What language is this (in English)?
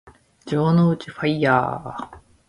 Japanese